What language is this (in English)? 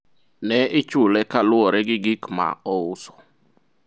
Luo (Kenya and Tanzania)